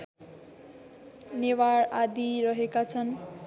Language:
Nepali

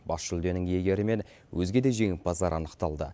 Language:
Kazakh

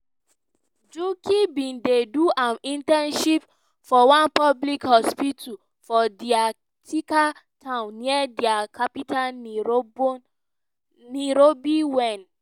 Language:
Nigerian Pidgin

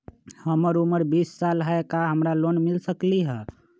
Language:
Magahi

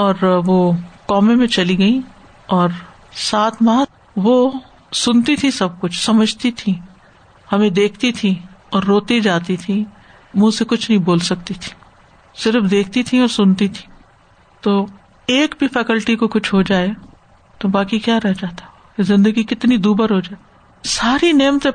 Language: Urdu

